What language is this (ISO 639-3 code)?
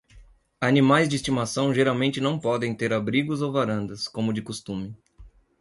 por